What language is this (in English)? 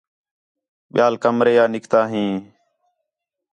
Khetrani